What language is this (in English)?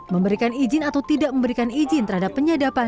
Indonesian